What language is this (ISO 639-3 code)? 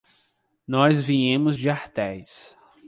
por